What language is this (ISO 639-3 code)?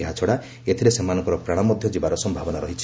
ori